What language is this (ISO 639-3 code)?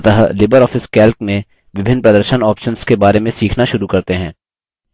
hin